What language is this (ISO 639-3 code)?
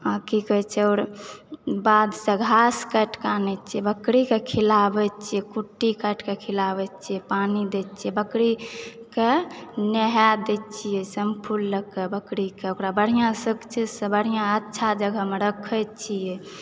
mai